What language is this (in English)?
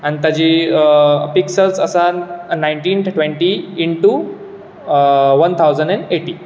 Konkani